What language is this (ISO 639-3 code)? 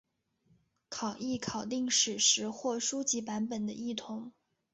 zho